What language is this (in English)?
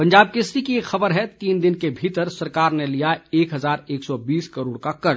Hindi